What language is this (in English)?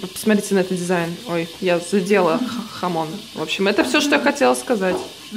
Russian